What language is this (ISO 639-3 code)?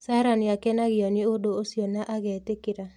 kik